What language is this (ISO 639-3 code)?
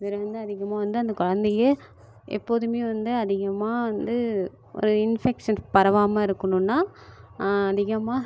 tam